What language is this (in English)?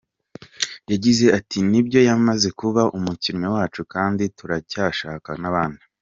Kinyarwanda